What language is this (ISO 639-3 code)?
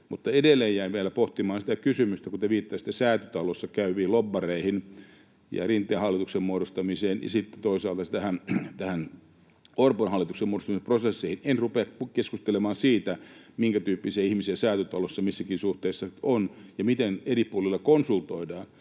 fin